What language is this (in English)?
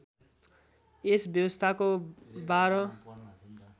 Nepali